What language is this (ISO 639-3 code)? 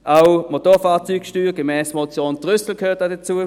gsw